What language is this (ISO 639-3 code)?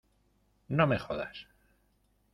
spa